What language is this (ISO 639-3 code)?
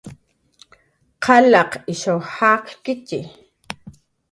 jqr